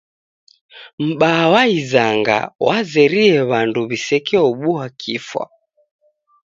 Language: Taita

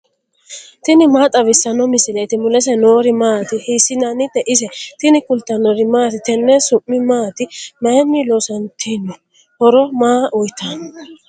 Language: Sidamo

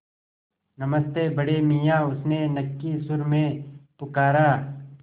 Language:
Hindi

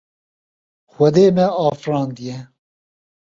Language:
Kurdish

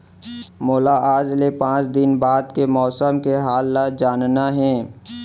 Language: Chhattisgarhi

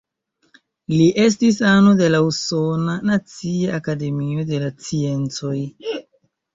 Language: Esperanto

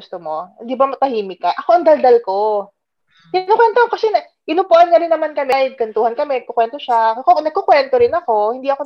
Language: Filipino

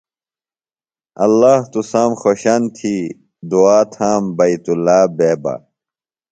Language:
Phalura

